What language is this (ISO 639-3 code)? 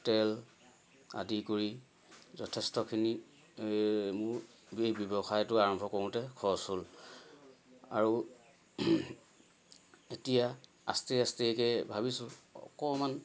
asm